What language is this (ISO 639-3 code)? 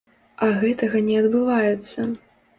bel